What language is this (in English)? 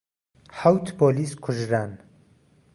Central Kurdish